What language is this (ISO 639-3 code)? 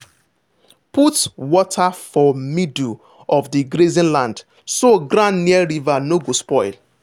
pcm